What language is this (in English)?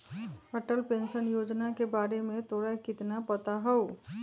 Magahi